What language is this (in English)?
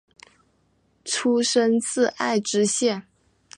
Chinese